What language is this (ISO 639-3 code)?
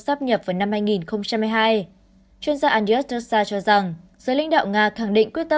vie